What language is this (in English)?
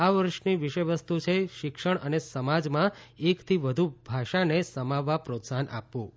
Gujarati